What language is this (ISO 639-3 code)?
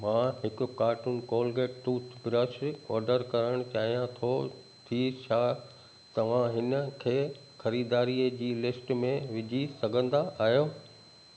snd